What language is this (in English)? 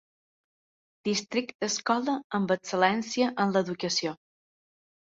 Catalan